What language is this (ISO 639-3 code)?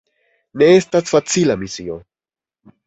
epo